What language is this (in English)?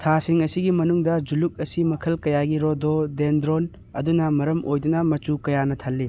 Manipuri